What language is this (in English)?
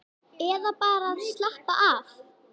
Icelandic